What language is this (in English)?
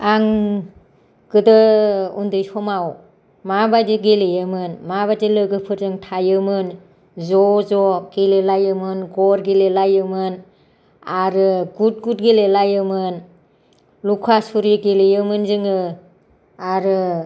Bodo